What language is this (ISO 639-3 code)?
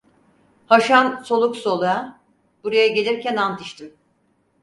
tur